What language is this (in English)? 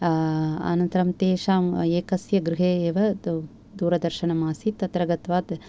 Sanskrit